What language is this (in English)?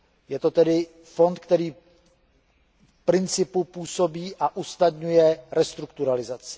Czech